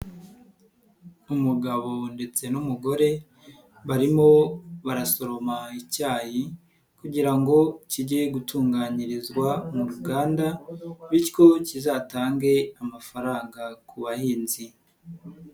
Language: Kinyarwanda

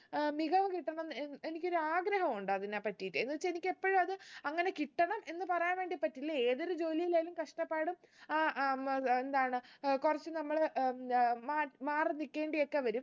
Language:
Malayalam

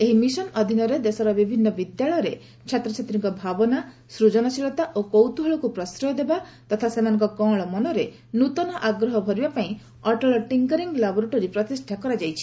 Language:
Odia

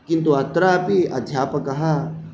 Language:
Sanskrit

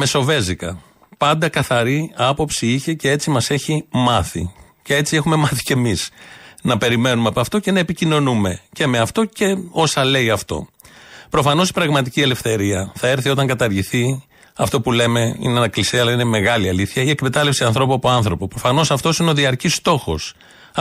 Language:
Greek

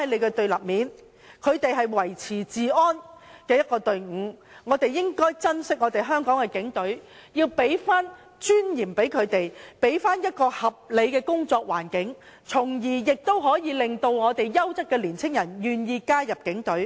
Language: Cantonese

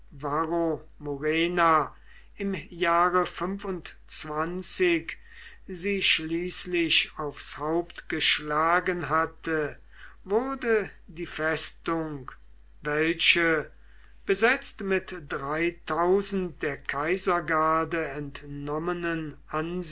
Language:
German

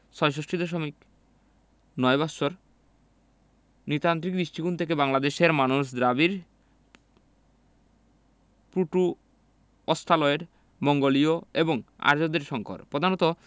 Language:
Bangla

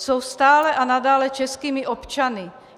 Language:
Czech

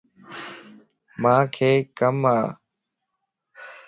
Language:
Lasi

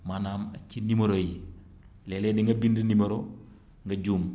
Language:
Wolof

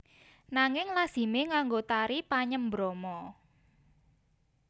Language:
Javanese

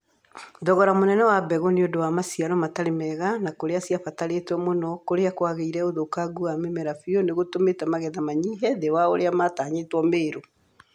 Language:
Kikuyu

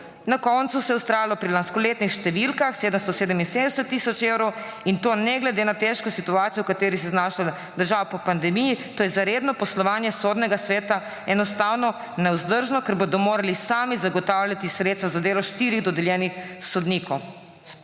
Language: Slovenian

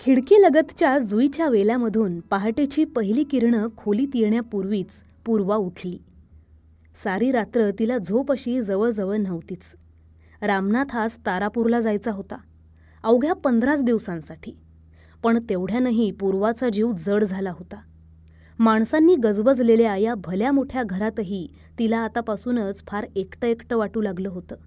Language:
Marathi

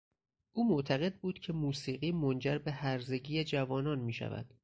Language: Persian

